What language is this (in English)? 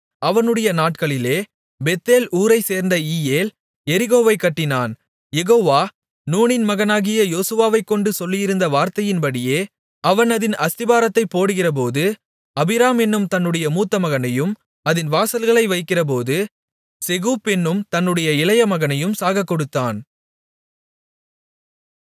Tamil